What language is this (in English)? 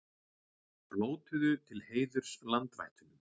Icelandic